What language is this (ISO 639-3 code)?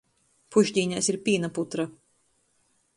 ltg